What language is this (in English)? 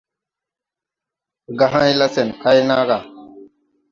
Tupuri